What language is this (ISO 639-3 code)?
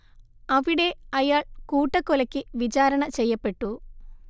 mal